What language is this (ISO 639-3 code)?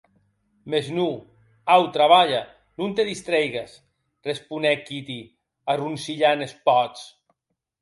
oci